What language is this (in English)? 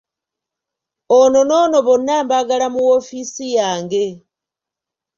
Ganda